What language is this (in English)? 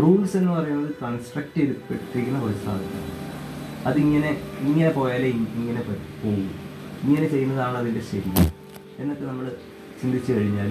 Malayalam